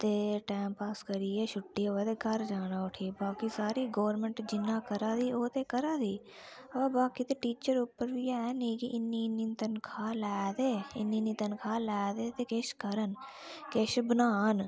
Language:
Dogri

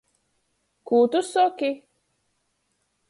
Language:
Latgalian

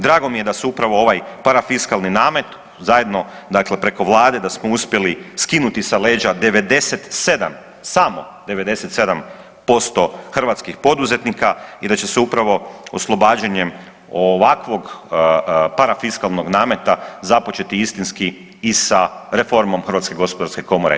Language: Croatian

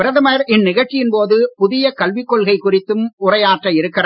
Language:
Tamil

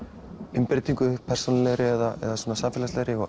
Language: Icelandic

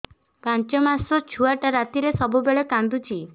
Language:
Odia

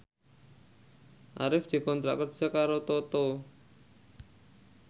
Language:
Javanese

